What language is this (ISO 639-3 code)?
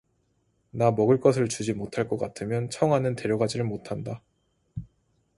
kor